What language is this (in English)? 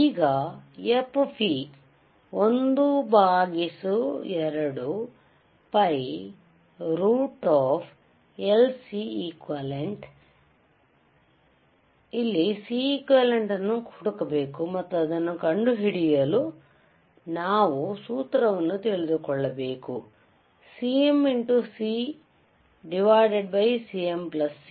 Kannada